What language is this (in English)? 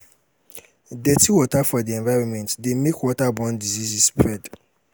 Nigerian Pidgin